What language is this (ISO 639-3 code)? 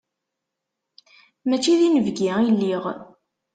kab